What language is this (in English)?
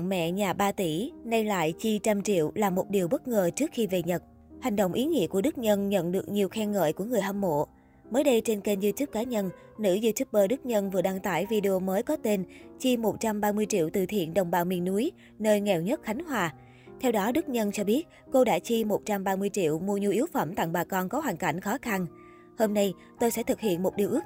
Vietnamese